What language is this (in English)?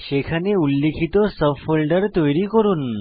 Bangla